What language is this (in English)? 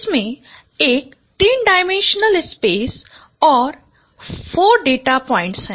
Hindi